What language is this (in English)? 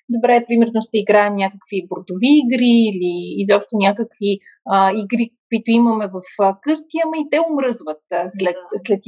Bulgarian